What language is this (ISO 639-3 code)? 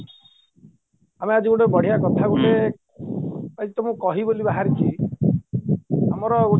ori